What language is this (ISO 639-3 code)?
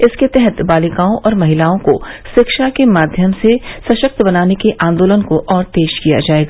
hin